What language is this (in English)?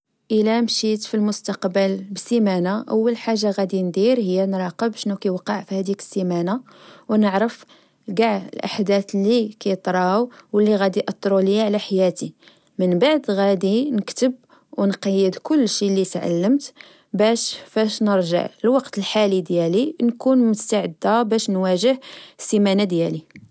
Moroccan Arabic